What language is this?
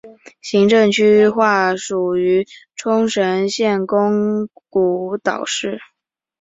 Chinese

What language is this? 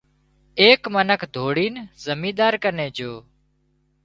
Wadiyara Koli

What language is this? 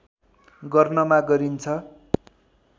Nepali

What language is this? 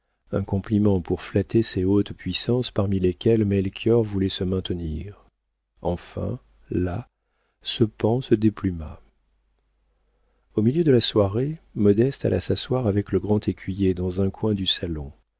French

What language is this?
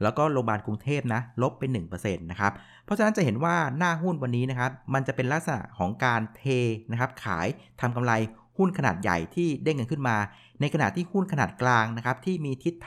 Thai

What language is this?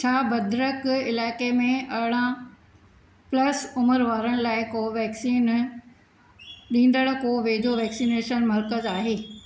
Sindhi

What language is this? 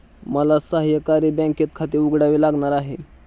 Marathi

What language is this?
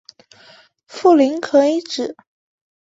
Chinese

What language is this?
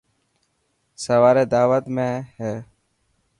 Dhatki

